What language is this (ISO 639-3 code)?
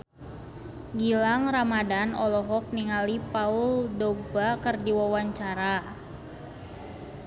sun